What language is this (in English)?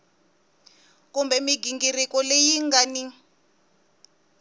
Tsonga